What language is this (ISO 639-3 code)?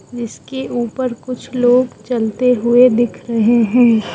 hin